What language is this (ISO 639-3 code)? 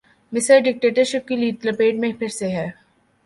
urd